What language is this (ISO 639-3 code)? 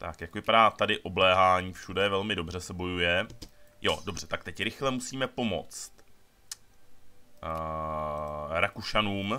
ces